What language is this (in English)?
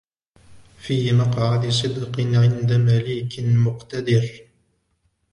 Arabic